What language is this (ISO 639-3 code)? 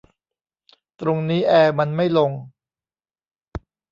tha